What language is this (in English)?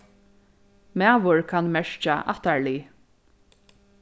Faroese